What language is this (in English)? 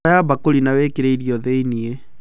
Kikuyu